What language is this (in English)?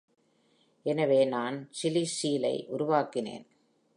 Tamil